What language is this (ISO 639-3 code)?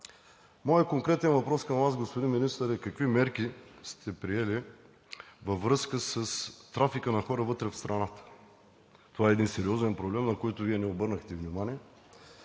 bul